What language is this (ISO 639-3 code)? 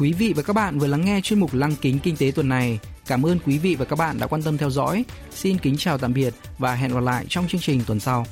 vie